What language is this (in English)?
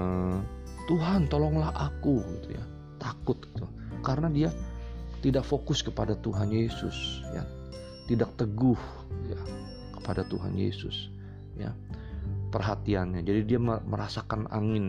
Indonesian